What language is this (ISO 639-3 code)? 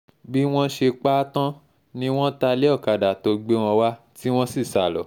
yor